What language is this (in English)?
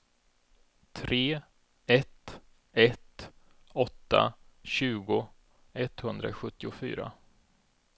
Swedish